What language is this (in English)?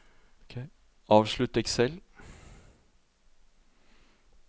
Norwegian